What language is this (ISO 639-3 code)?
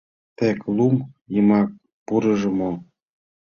chm